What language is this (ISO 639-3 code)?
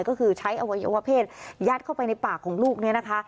tha